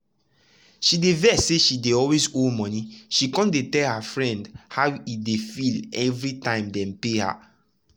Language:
Nigerian Pidgin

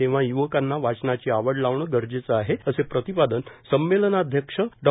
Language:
Marathi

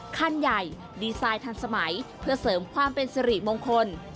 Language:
Thai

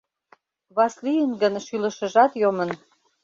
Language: Mari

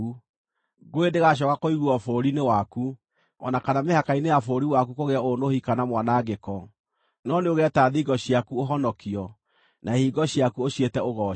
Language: Kikuyu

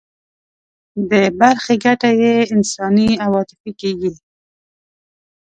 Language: Pashto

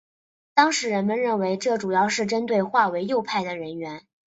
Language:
Chinese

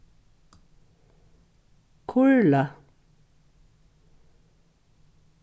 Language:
Faroese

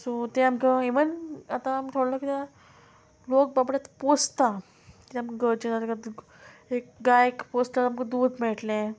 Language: Konkani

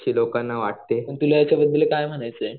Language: Marathi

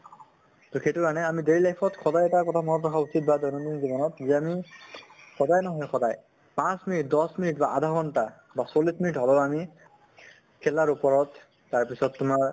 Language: Assamese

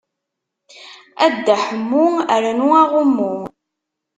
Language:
Kabyle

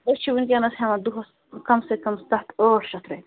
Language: Kashmiri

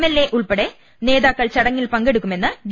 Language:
Malayalam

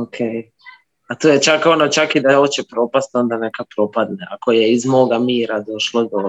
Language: Croatian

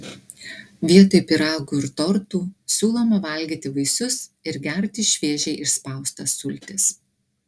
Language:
Lithuanian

